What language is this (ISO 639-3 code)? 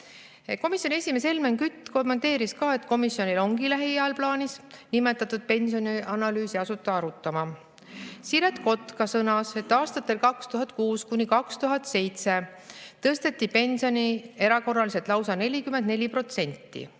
est